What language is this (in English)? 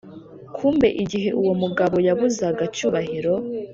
Kinyarwanda